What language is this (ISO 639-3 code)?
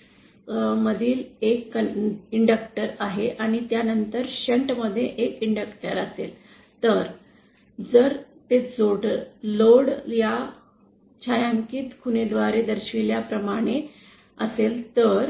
mar